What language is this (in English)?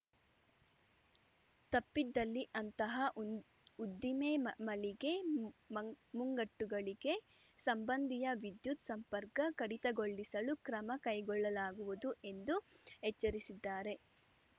Kannada